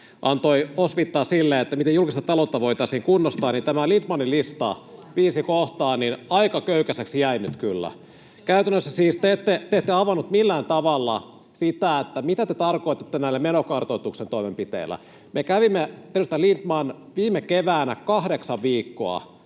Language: Finnish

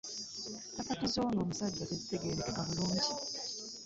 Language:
Ganda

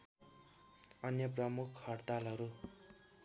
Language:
Nepali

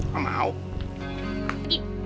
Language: Indonesian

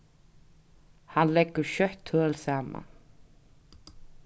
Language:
Faroese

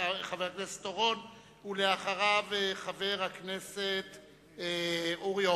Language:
Hebrew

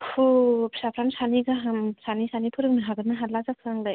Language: Bodo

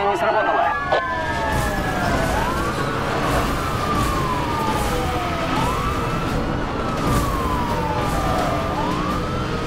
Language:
Russian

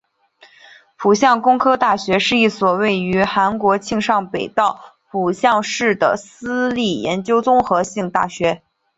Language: Chinese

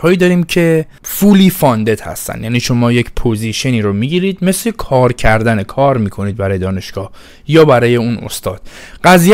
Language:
Persian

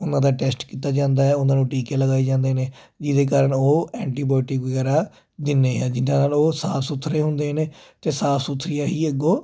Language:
Punjabi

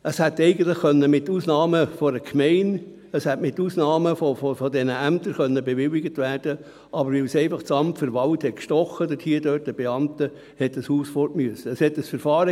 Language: Swiss German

